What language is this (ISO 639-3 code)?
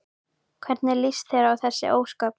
isl